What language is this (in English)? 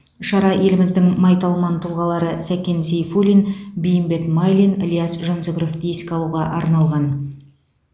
Kazakh